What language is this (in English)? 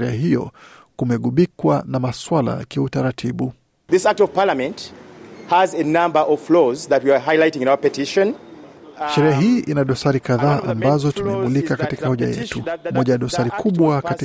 Swahili